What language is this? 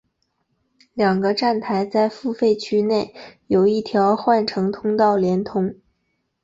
Chinese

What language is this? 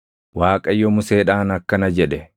Oromo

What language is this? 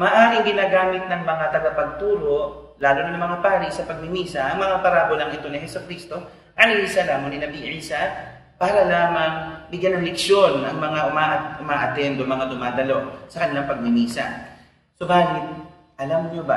Filipino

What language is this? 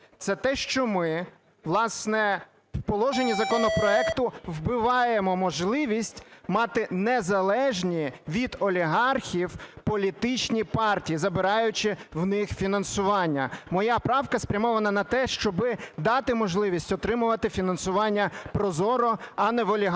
Ukrainian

